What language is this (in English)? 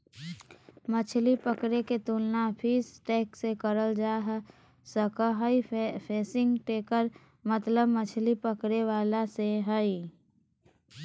Magahi